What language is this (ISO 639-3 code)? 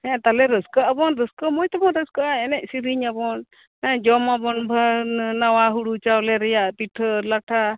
sat